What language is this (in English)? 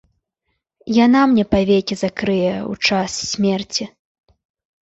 Belarusian